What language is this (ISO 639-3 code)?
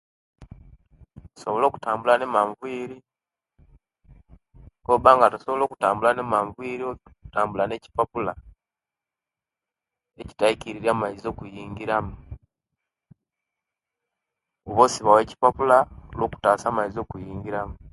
lke